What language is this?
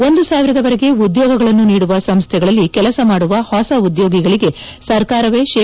Kannada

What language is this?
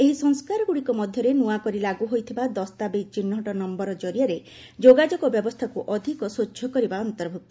Odia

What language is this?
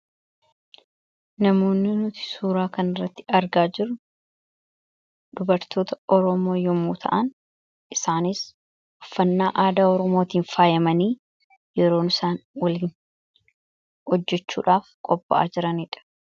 Oromo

